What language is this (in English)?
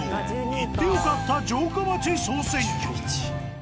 Japanese